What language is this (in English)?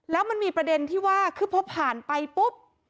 Thai